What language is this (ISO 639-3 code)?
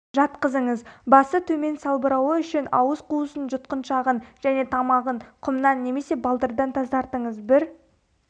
kaz